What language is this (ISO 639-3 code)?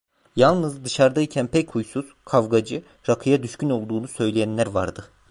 tur